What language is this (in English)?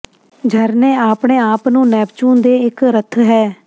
Punjabi